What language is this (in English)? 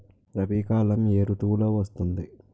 Telugu